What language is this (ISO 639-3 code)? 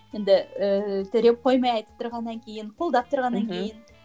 kaz